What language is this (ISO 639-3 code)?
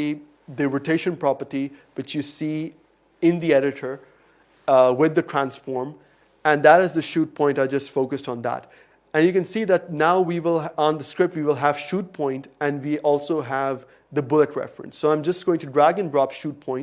eng